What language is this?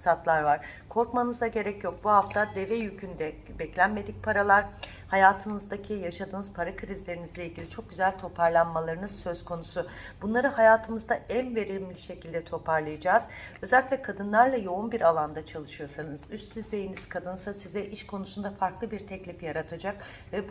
Turkish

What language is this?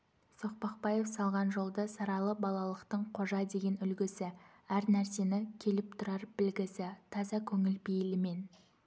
Kazakh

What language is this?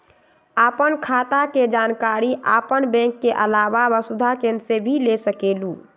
Magahi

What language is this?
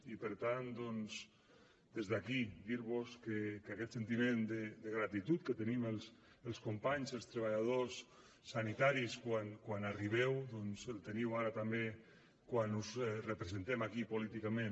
Catalan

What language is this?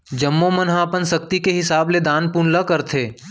Chhattisgarhi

